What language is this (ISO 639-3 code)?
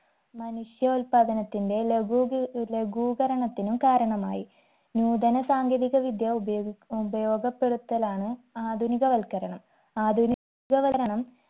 mal